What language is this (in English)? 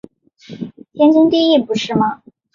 Chinese